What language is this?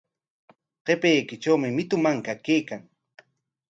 Corongo Ancash Quechua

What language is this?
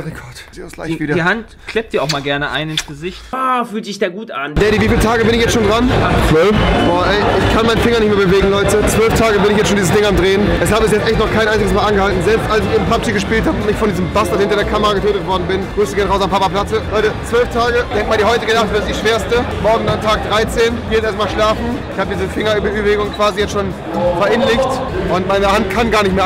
German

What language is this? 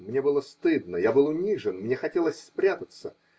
Russian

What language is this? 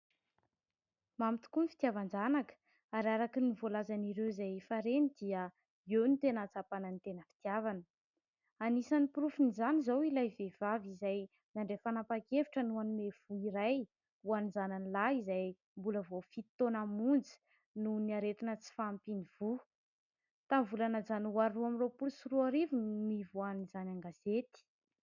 Malagasy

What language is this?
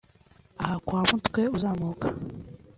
Kinyarwanda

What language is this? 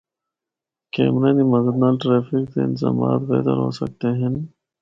Northern Hindko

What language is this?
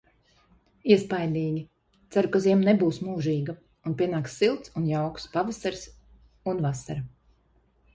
Latvian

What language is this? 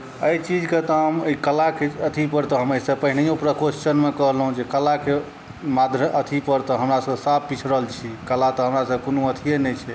Maithili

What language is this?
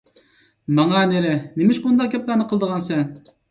Uyghur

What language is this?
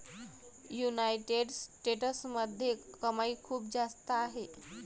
Marathi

